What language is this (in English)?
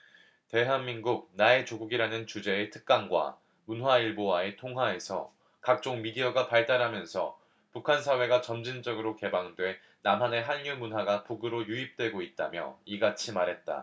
Korean